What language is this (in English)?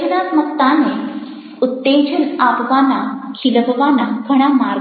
Gujarati